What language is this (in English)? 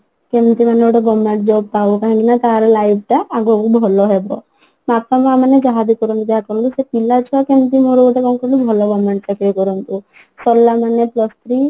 Odia